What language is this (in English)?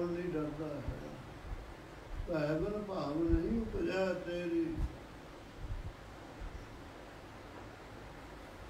Arabic